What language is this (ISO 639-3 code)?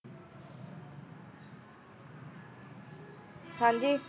pan